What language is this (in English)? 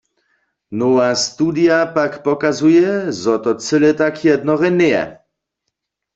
Upper Sorbian